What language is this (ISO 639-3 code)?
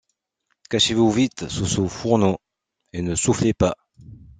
fra